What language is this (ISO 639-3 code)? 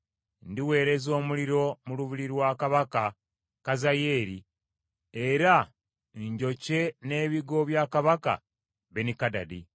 lug